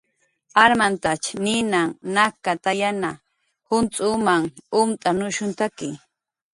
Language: Jaqaru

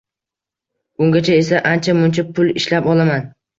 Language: Uzbek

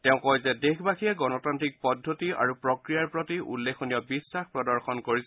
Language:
Assamese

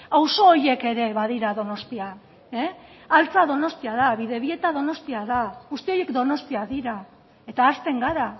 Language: Basque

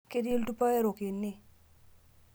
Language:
Masai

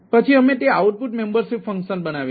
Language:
Gujarati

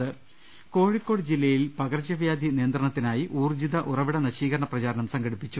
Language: Malayalam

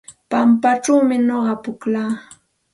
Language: Santa Ana de Tusi Pasco Quechua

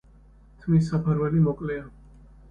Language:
Georgian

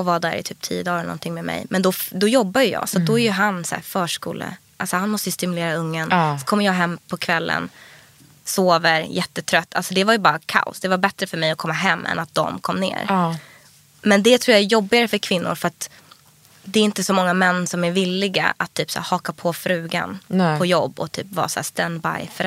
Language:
Swedish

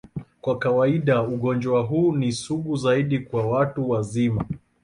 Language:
Swahili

